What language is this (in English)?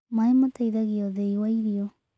Kikuyu